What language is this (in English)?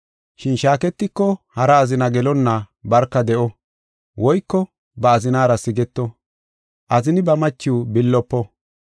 Gofa